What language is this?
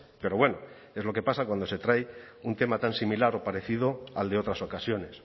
Spanish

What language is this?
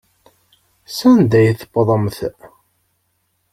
Kabyle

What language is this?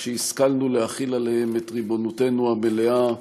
Hebrew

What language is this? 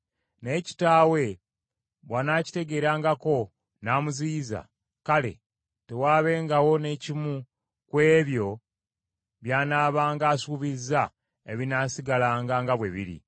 Ganda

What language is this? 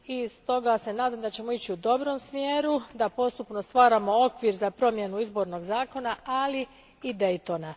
Croatian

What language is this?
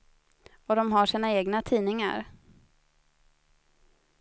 Swedish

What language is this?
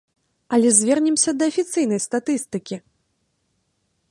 Belarusian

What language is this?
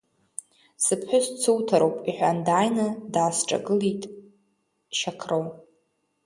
Abkhazian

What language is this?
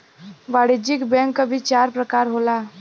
Bhojpuri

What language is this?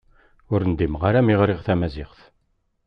Kabyle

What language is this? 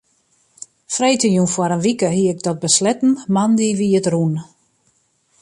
Western Frisian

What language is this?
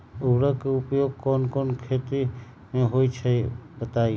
Magahi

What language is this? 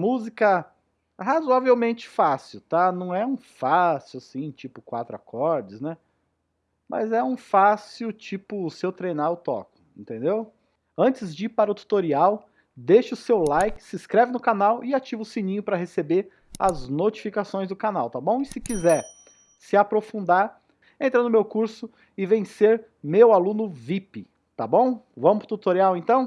Portuguese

